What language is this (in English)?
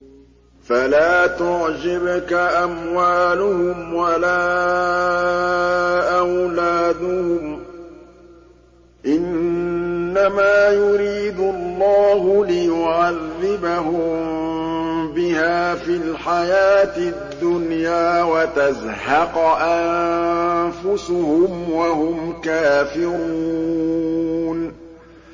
Arabic